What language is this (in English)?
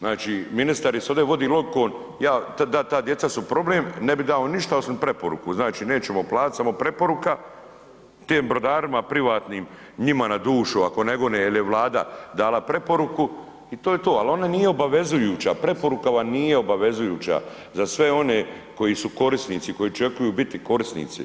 Croatian